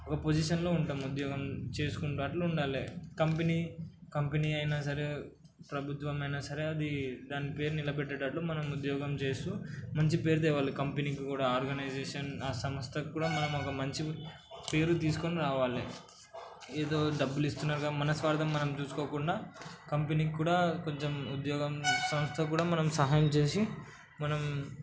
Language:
Telugu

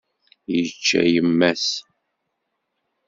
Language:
Kabyle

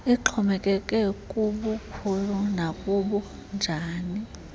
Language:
Xhosa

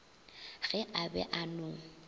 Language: Northern Sotho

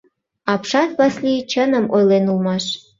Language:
Mari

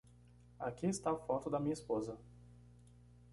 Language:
Portuguese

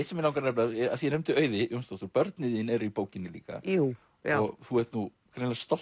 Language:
Icelandic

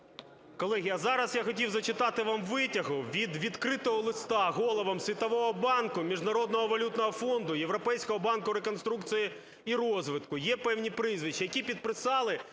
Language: Ukrainian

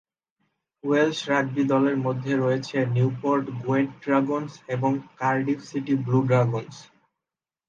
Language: Bangla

